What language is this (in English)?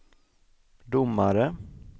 Swedish